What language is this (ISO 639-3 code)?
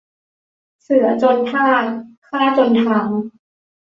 tha